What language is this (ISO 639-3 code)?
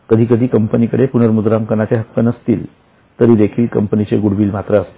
mar